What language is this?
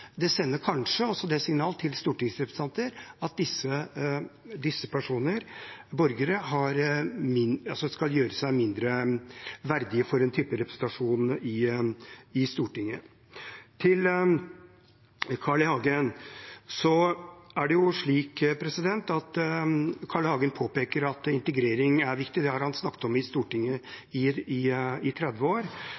Norwegian Bokmål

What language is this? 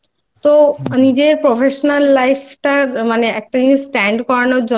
Bangla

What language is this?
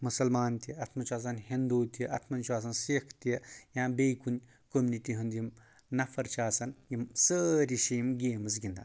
Kashmiri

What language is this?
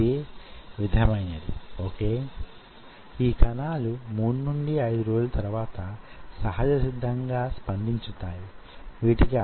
Telugu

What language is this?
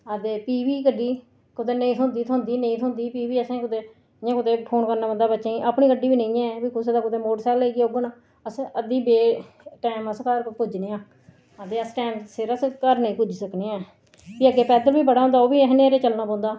Dogri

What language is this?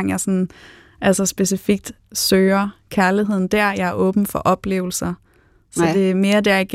Danish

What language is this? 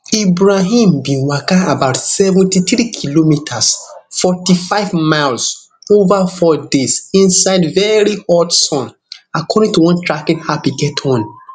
Nigerian Pidgin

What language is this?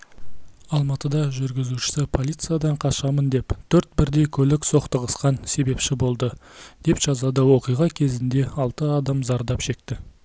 Kazakh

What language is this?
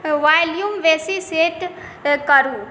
Maithili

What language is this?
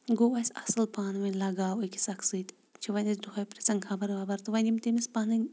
Kashmiri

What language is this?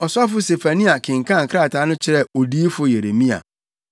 Akan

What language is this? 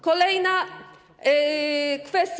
Polish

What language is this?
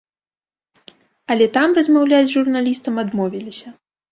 Belarusian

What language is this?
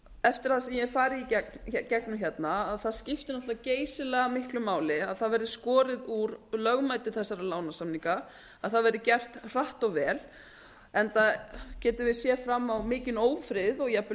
Icelandic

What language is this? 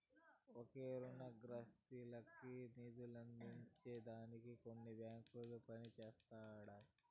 Telugu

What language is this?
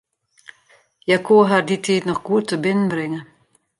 Western Frisian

